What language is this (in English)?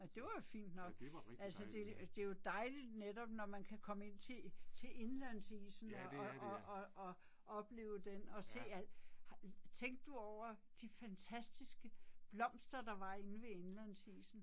Danish